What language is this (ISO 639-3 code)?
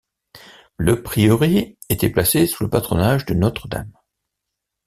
fra